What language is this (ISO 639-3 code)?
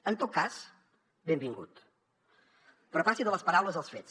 cat